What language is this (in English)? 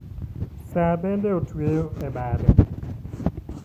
Luo (Kenya and Tanzania)